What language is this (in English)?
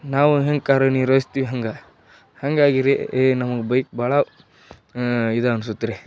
Kannada